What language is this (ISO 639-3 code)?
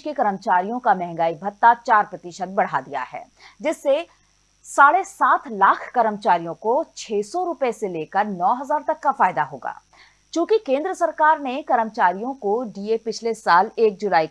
hin